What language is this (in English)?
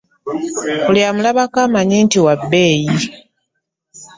Ganda